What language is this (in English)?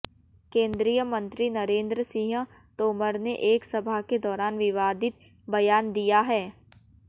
Hindi